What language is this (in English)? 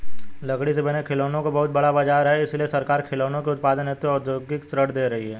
Hindi